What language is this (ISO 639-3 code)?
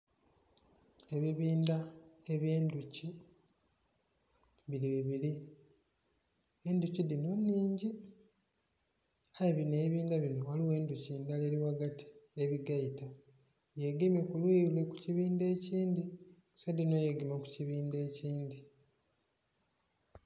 xog